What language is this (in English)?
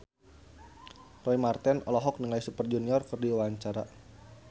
Sundanese